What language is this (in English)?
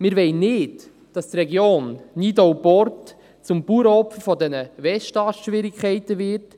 Swiss German